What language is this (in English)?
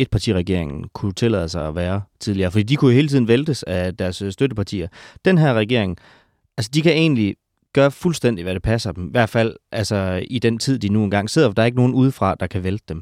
Danish